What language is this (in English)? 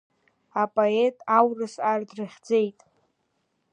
Abkhazian